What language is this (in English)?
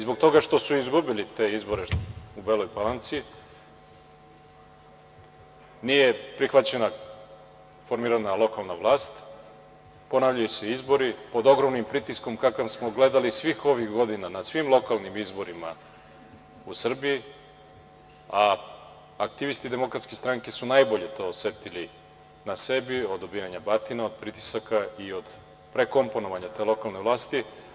Serbian